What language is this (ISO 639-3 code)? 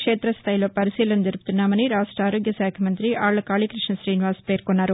tel